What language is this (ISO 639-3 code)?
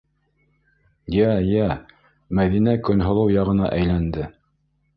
bak